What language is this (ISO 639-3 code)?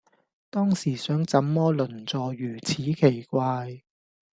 yue